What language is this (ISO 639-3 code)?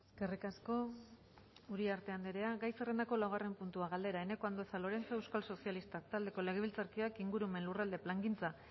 eus